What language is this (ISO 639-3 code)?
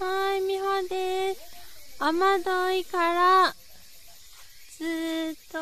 jpn